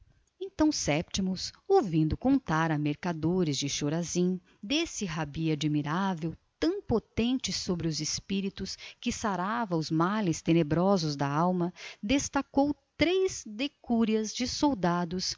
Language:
Portuguese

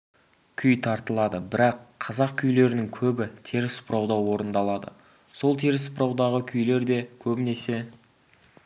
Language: Kazakh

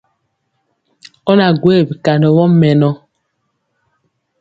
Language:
Mpiemo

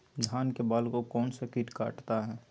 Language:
Magahi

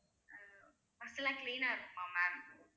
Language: Tamil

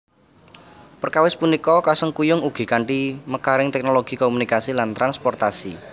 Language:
Javanese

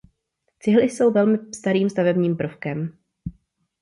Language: Czech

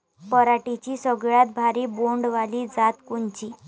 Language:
Marathi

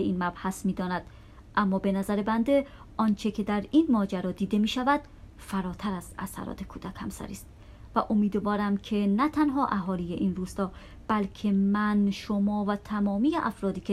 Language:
Persian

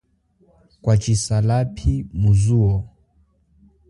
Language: Chokwe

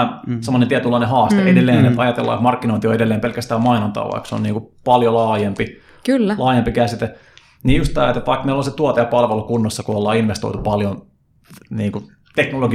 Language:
Finnish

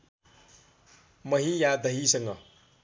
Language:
Nepali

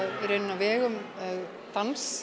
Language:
Icelandic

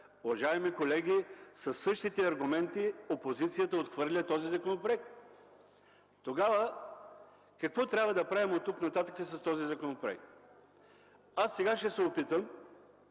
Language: Bulgarian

